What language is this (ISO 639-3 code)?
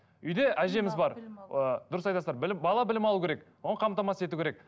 kaz